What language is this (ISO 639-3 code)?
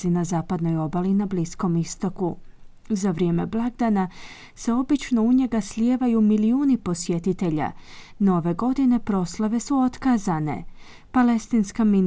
hrv